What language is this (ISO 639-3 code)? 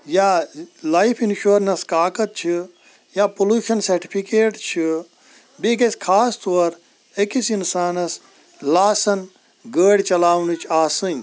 kas